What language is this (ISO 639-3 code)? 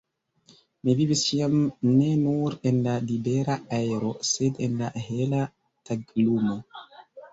epo